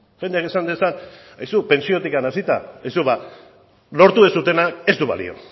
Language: Basque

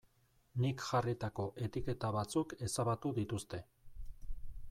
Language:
Basque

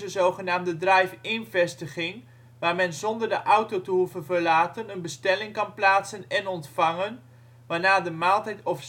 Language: Dutch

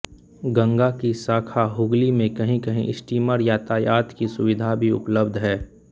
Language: Hindi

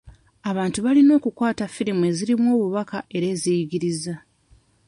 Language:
Ganda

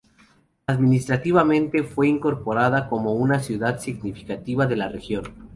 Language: Spanish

